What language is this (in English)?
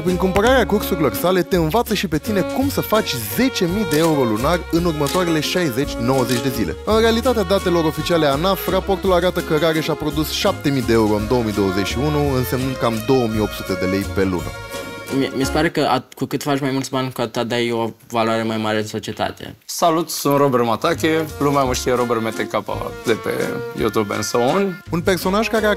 Romanian